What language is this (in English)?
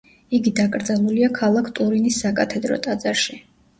Georgian